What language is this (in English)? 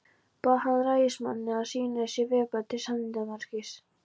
Icelandic